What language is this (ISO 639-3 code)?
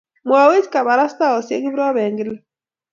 kln